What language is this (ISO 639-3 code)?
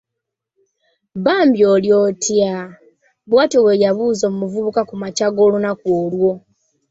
lug